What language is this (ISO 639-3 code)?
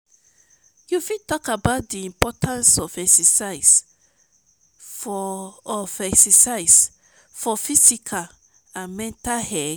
pcm